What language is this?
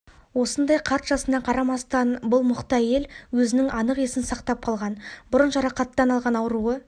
Kazakh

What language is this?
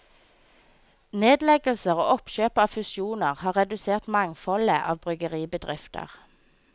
Norwegian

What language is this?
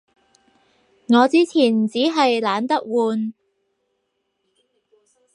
Cantonese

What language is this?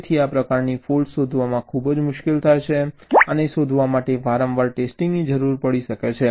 Gujarati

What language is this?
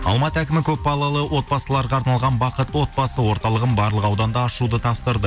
Kazakh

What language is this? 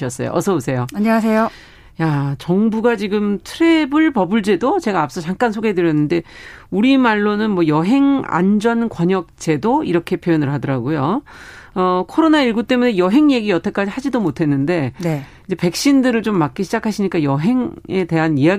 Korean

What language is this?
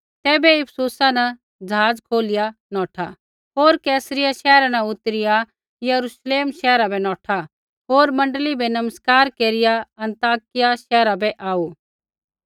Kullu Pahari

